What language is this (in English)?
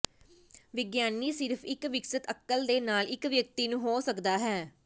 Punjabi